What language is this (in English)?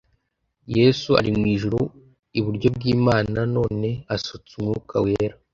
Kinyarwanda